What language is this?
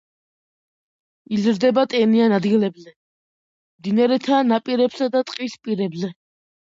Georgian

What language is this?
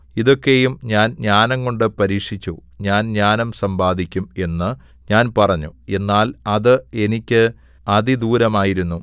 Malayalam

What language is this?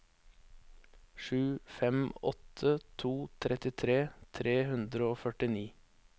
Norwegian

